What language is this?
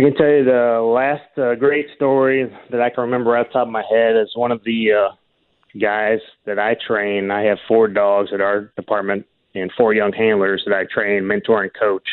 English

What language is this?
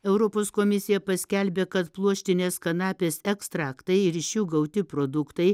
Lithuanian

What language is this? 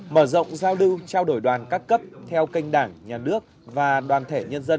Vietnamese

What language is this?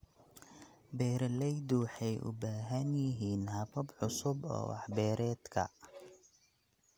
Somali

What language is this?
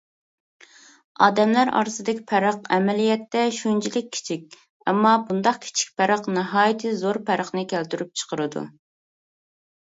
Uyghur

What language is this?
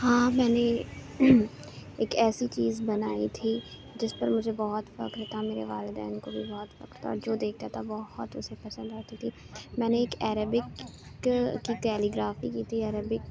Urdu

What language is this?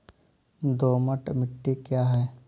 Hindi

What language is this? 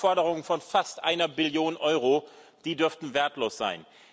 German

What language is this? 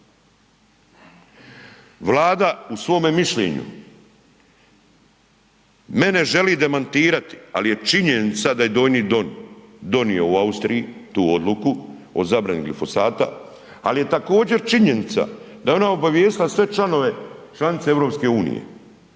Croatian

